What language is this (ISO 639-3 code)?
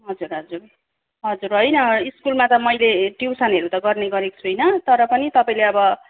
nep